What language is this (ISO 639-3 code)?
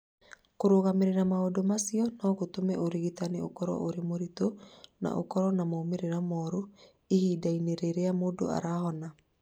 kik